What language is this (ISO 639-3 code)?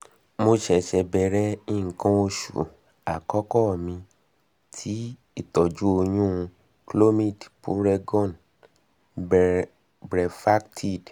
yor